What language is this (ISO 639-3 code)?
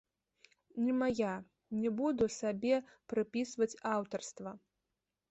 bel